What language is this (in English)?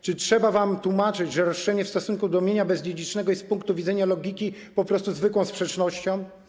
Polish